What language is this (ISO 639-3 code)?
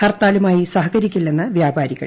mal